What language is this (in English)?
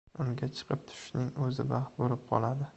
Uzbek